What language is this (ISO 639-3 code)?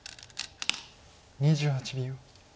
jpn